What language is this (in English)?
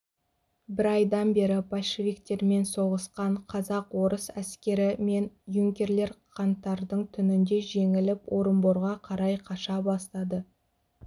Kazakh